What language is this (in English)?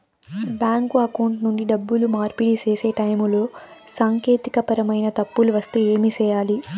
Telugu